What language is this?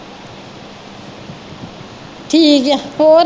Punjabi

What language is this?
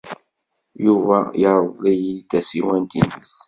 Kabyle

